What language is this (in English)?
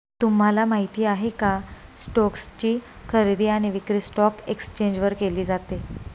Marathi